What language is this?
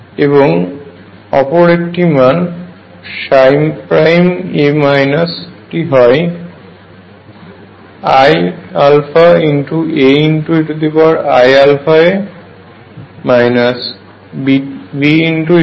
Bangla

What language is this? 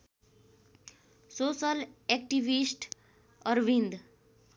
Nepali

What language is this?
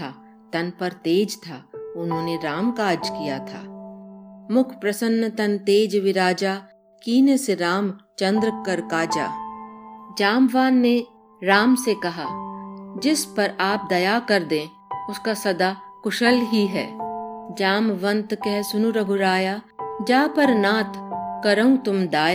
Hindi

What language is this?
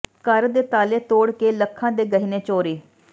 Punjabi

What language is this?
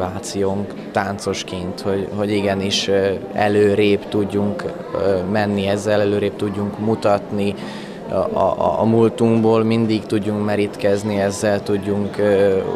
Hungarian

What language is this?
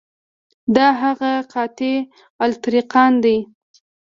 Pashto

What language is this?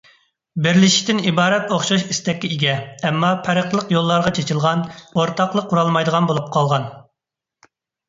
Uyghur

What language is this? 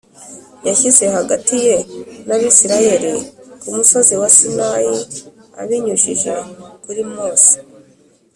Kinyarwanda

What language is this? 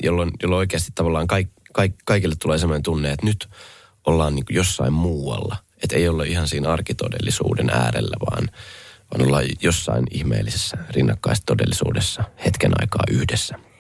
Finnish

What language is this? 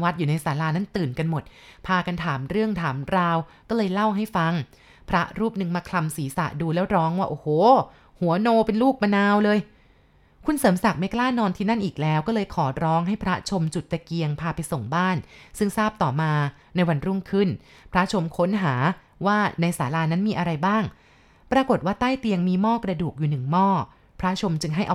Thai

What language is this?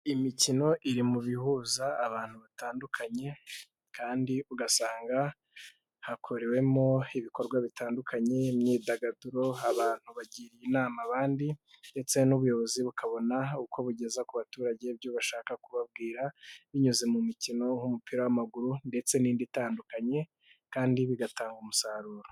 Kinyarwanda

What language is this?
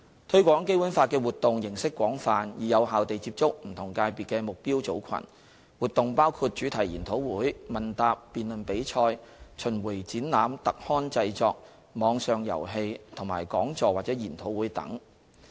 Cantonese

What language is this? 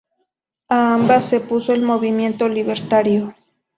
Spanish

